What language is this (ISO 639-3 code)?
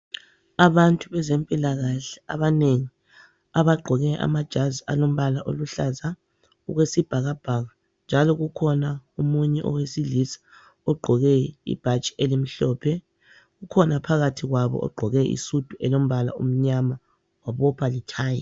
nde